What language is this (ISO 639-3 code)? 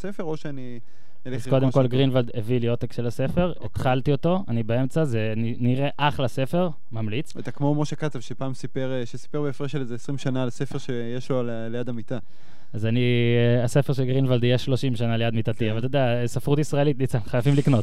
heb